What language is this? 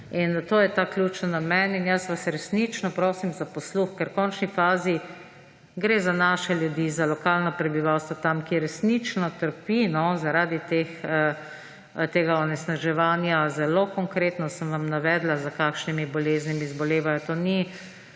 Slovenian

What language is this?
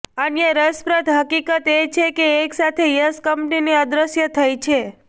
Gujarati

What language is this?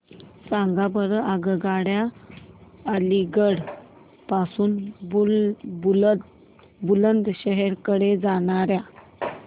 Marathi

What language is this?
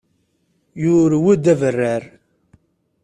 Kabyle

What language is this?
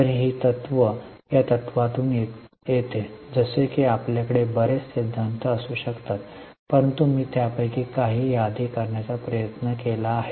Marathi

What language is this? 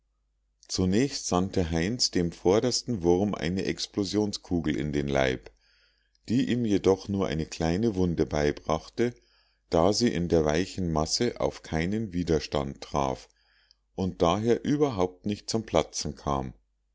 German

